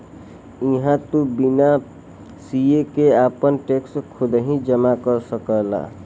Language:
Bhojpuri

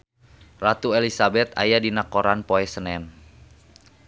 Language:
Sundanese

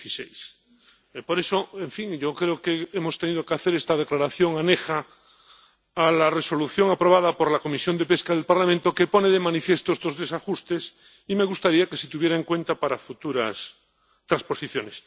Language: Spanish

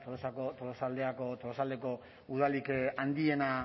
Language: Basque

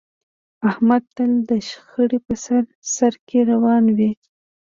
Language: Pashto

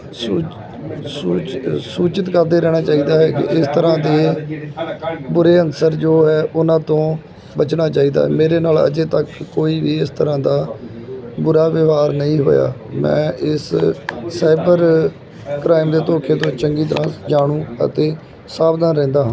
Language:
Punjabi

